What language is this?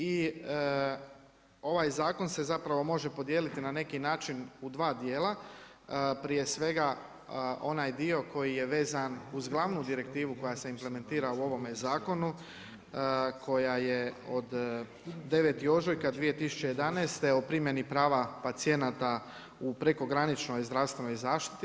Croatian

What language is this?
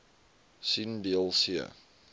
Afrikaans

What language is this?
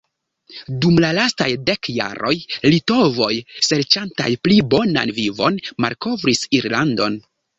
Esperanto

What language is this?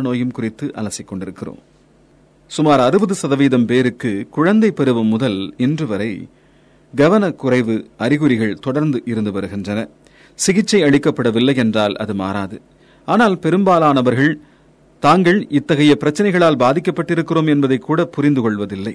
Tamil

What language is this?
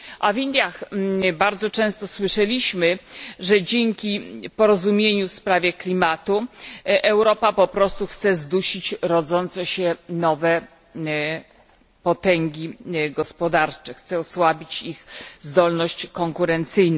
Polish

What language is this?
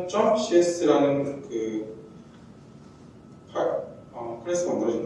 Korean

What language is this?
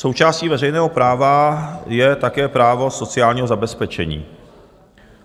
Czech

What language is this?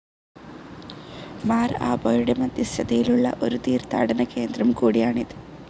Malayalam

